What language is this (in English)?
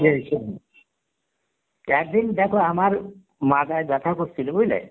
Bangla